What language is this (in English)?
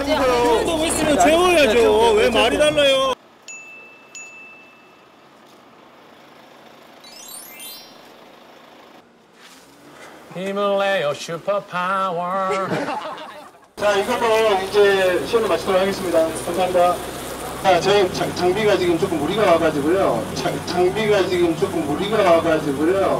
Korean